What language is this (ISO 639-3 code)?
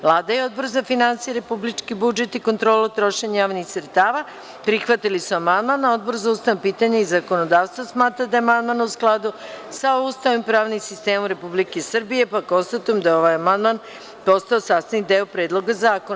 srp